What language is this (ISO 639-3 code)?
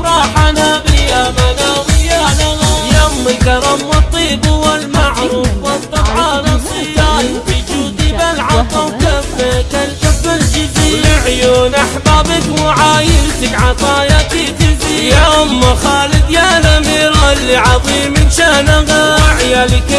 ara